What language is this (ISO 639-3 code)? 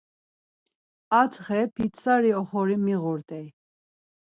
lzz